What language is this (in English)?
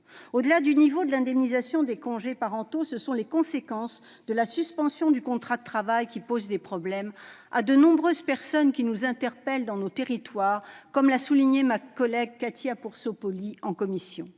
French